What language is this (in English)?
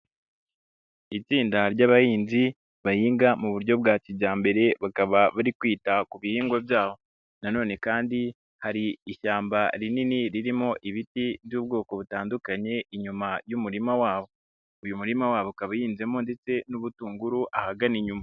Kinyarwanda